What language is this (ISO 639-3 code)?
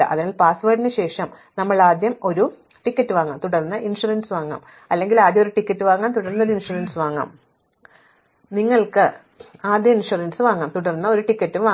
mal